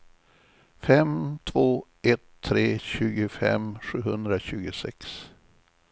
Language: Swedish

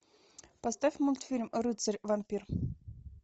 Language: Russian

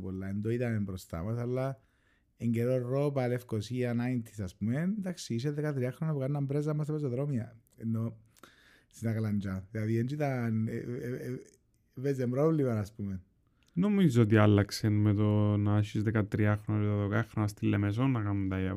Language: Greek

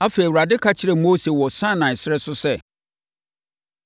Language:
Akan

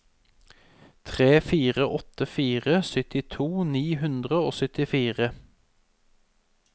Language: Norwegian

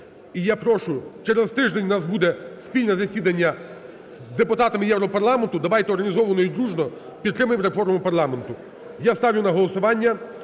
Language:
Ukrainian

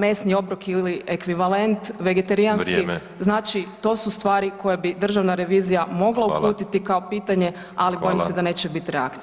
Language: Croatian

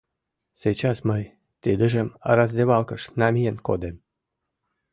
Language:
Mari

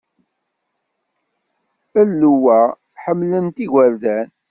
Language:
Kabyle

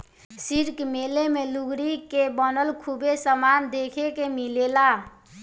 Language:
Bhojpuri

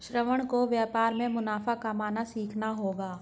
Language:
Hindi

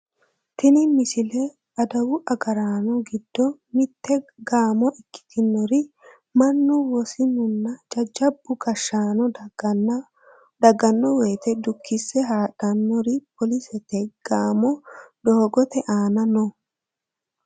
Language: Sidamo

